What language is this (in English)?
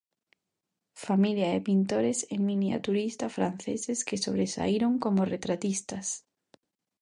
Galician